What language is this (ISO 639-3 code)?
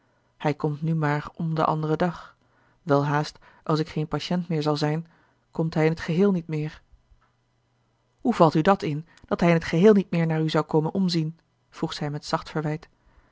nld